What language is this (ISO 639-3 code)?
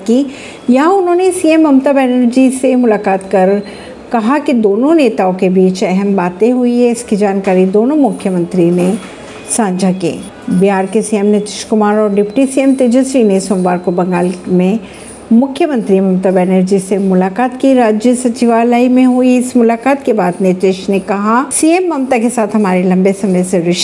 hin